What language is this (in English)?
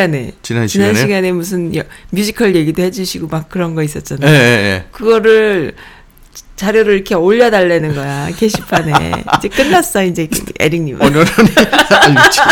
Korean